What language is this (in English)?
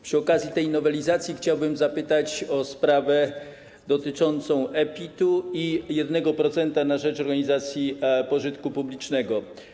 Polish